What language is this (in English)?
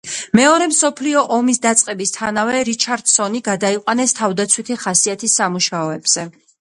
Georgian